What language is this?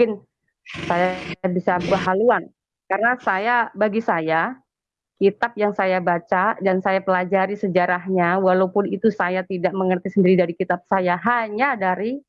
Indonesian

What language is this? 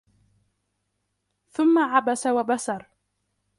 Arabic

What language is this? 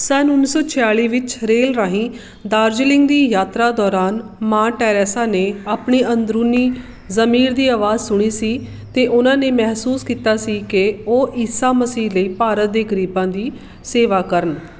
Punjabi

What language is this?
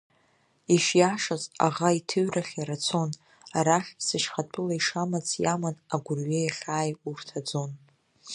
Abkhazian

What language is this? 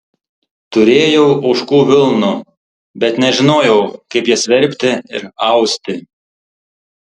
Lithuanian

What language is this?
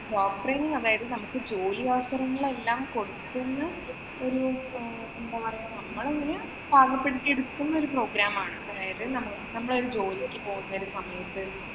Malayalam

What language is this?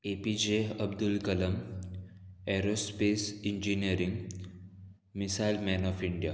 Konkani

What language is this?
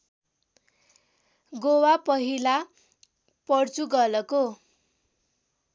Nepali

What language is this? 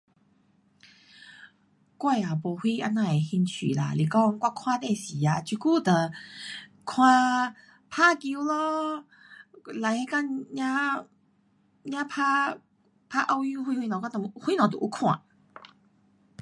Pu-Xian Chinese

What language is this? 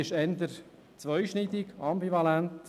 Swiss German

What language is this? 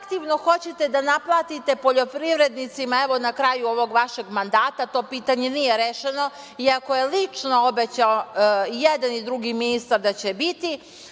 Serbian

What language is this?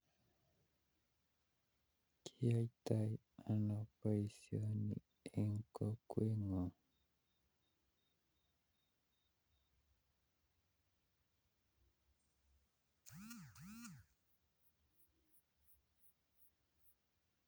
Kalenjin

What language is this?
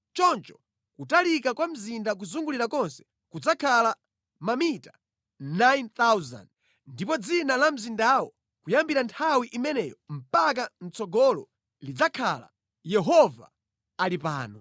Nyanja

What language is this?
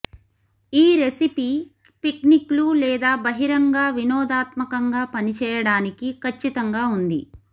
Telugu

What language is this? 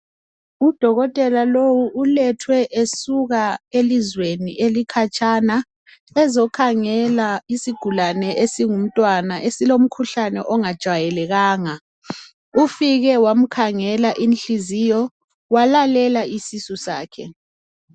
North Ndebele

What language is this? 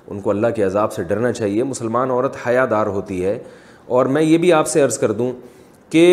Urdu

